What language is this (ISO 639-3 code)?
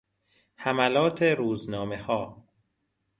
fas